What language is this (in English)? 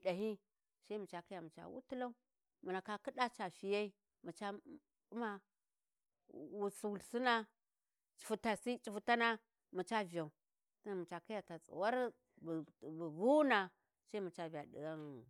Warji